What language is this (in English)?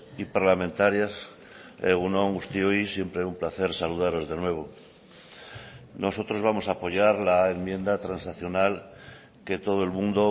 Spanish